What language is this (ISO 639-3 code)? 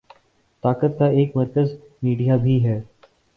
urd